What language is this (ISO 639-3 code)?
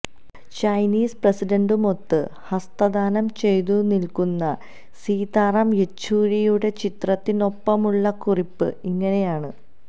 mal